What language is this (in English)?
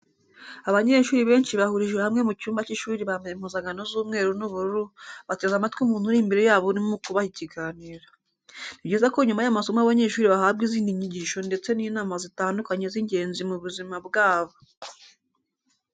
Kinyarwanda